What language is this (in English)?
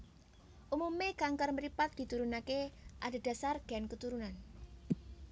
Javanese